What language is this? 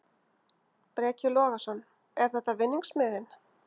Icelandic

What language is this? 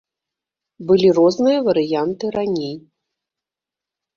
Belarusian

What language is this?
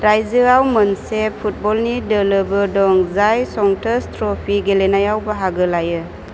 Bodo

